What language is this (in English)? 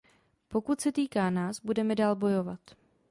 Czech